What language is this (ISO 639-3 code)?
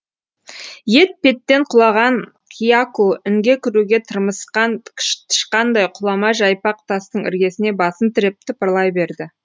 kaz